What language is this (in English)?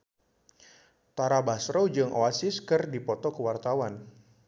Sundanese